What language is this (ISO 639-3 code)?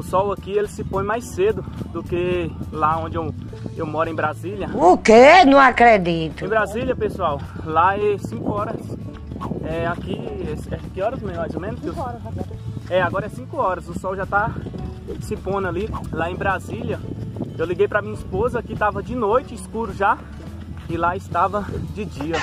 por